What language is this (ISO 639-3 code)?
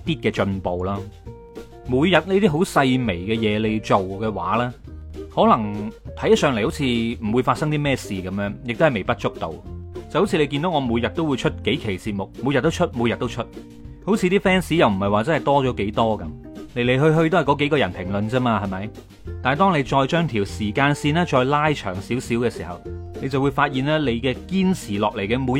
zho